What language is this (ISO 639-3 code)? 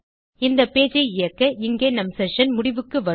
tam